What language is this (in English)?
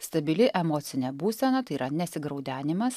Lithuanian